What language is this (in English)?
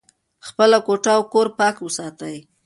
Pashto